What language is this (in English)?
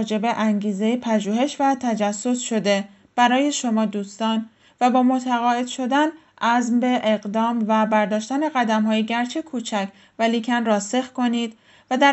Persian